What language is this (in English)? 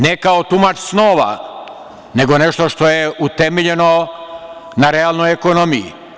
Serbian